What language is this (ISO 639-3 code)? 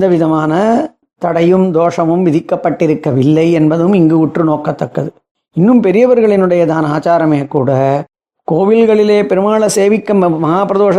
tam